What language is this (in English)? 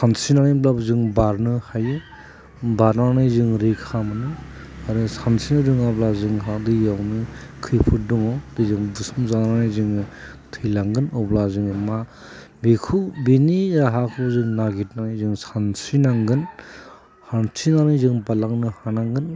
Bodo